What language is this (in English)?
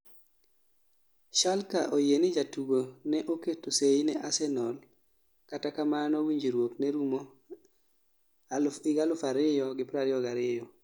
Luo (Kenya and Tanzania)